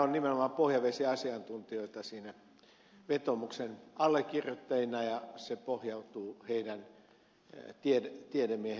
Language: Finnish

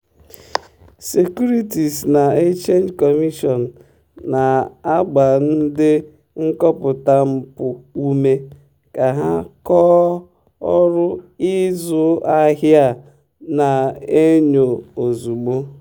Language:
Igbo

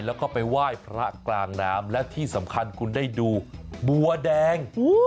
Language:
Thai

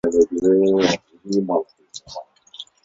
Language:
Chinese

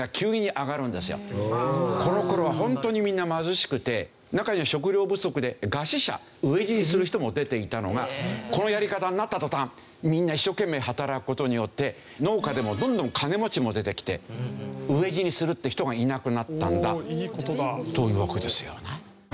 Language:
Japanese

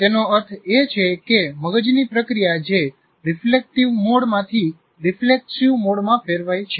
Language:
Gujarati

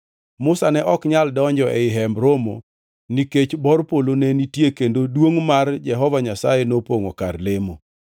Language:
Luo (Kenya and Tanzania)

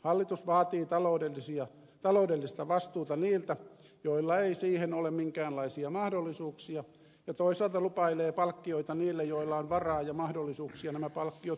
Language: Finnish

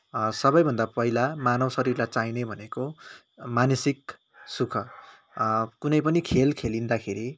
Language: Nepali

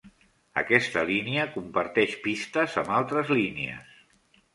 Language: Catalan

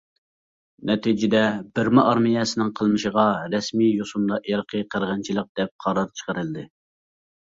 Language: Uyghur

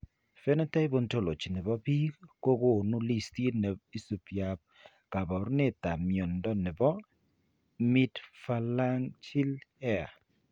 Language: Kalenjin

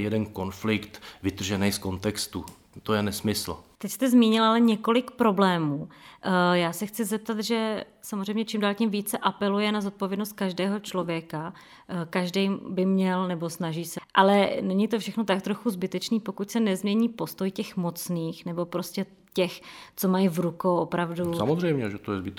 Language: Czech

